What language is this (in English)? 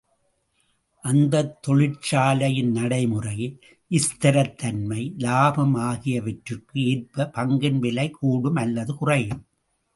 Tamil